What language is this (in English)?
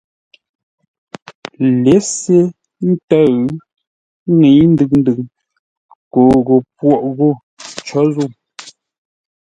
Ngombale